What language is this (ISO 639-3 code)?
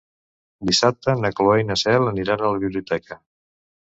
cat